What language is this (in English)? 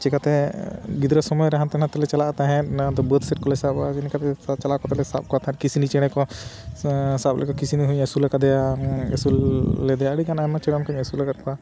Santali